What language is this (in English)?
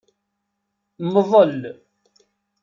Kabyle